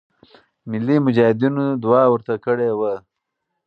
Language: Pashto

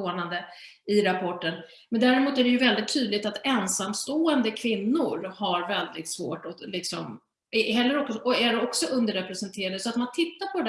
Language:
Swedish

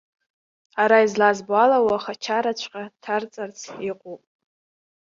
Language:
Abkhazian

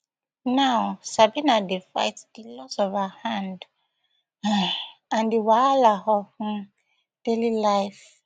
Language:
Nigerian Pidgin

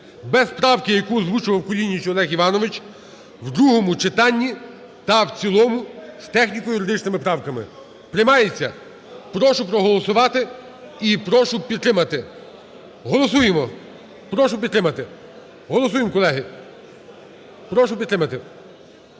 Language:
Ukrainian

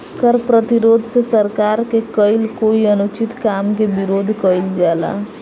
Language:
Bhojpuri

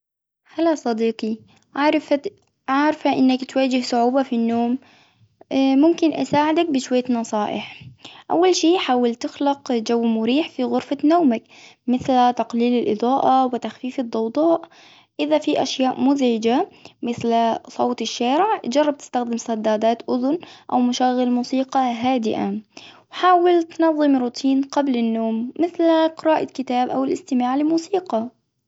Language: Hijazi Arabic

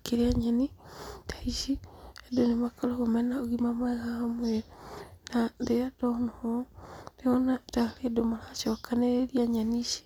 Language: Kikuyu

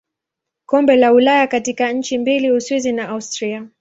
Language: Swahili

